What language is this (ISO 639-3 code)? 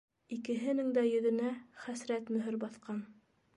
bak